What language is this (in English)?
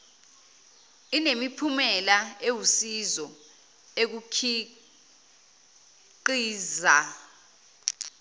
Zulu